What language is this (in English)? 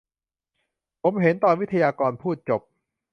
Thai